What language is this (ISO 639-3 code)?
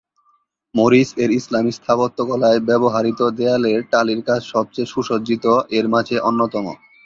ben